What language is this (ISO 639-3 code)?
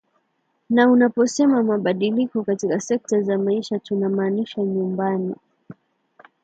swa